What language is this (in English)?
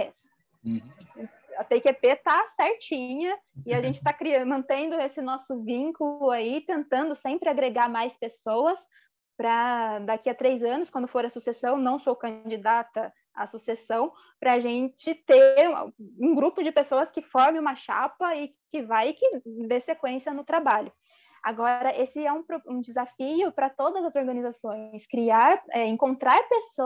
Portuguese